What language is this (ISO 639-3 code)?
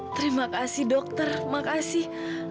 ind